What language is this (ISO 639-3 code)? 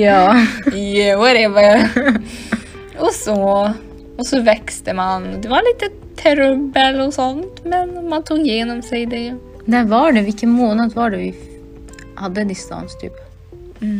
swe